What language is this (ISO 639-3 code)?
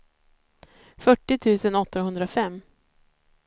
swe